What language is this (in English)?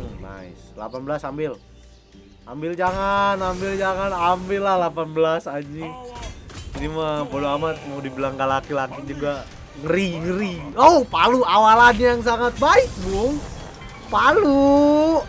Indonesian